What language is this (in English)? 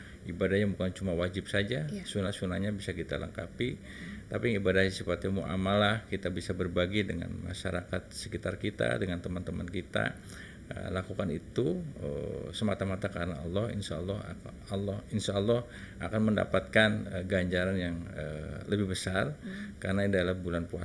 Indonesian